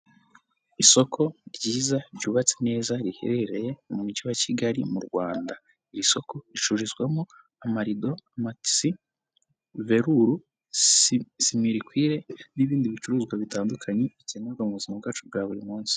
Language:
Kinyarwanda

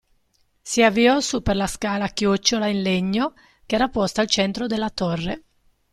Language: Italian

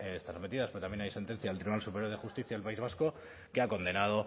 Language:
Spanish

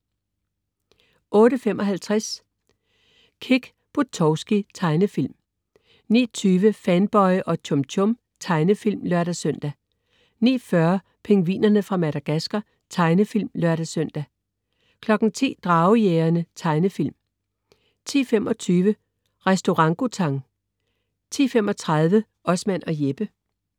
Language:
Danish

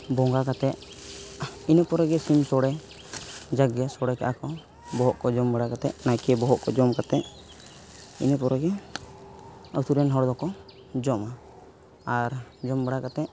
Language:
Santali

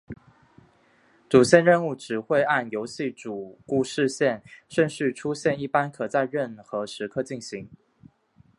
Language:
Chinese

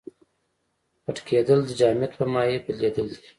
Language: Pashto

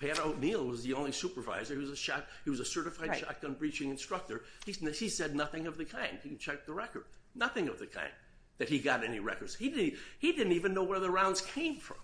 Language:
English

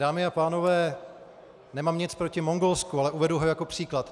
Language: Czech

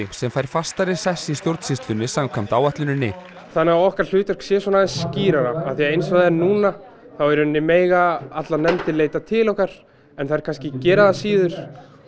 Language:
Icelandic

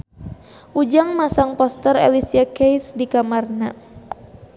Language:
Sundanese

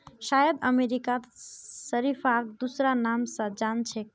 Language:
Magahi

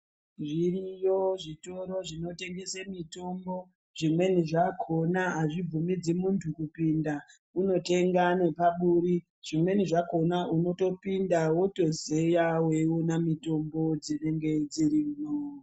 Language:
Ndau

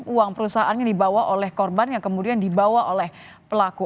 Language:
Indonesian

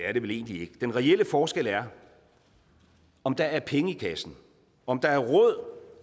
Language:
Danish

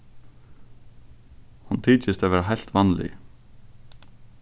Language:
Faroese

